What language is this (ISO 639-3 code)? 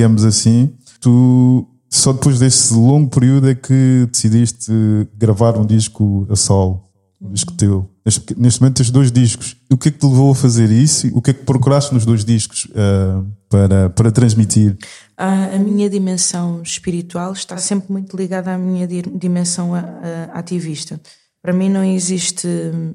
por